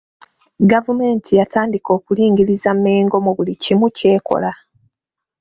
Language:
Ganda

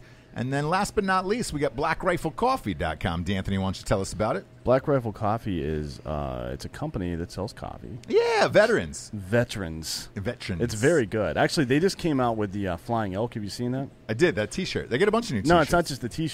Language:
English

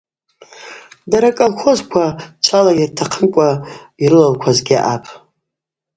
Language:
Abaza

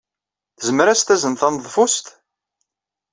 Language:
Kabyle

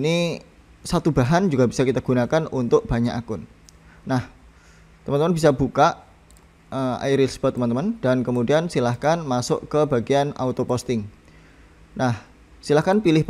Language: Indonesian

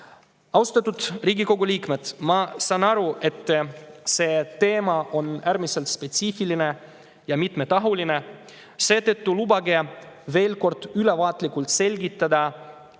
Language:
Estonian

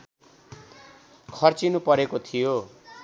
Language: Nepali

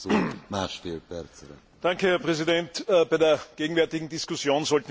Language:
German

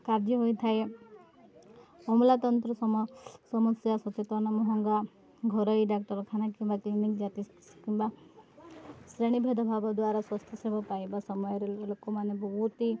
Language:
Odia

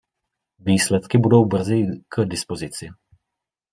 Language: Czech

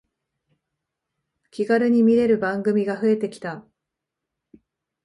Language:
Japanese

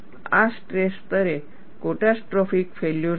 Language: Gujarati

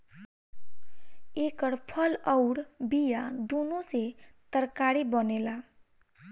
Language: Bhojpuri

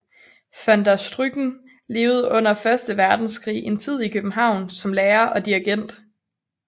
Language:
Danish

